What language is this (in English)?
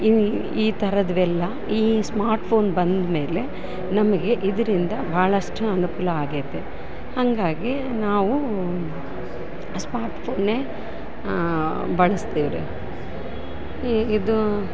Kannada